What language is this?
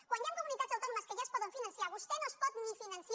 Catalan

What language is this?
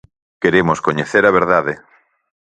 Galician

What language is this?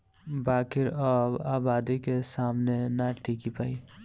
Bhojpuri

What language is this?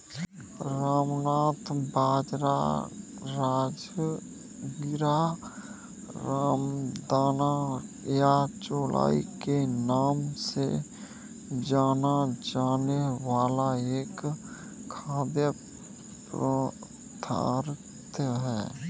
Hindi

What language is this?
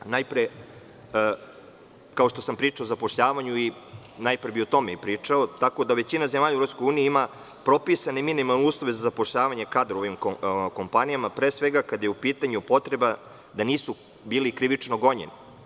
Serbian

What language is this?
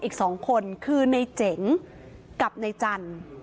Thai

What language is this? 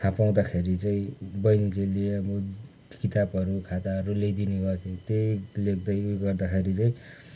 Nepali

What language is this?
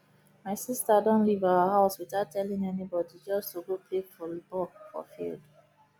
Nigerian Pidgin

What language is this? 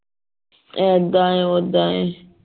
Punjabi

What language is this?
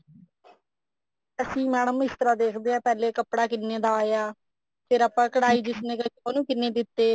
Punjabi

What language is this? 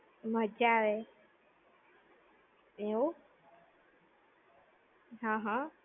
Gujarati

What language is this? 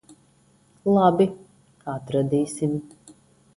Latvian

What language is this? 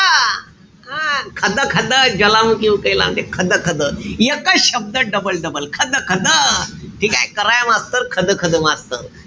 Marathi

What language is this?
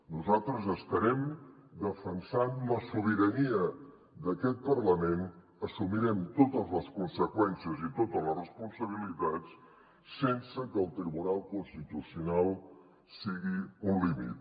Catalan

